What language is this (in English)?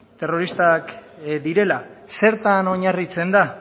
Basque